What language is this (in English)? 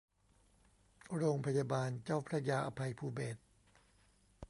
Thai